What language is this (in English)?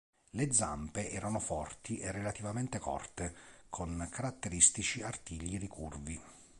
Italian